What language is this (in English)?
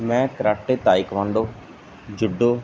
Punjabi